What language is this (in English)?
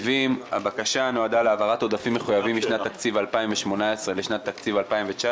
Hebrew